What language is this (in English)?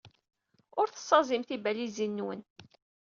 Kabyle